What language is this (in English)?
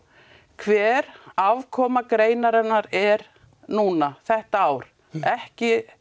Icelandic